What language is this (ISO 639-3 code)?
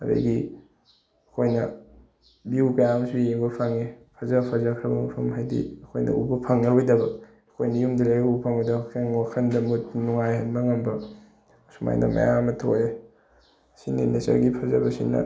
mni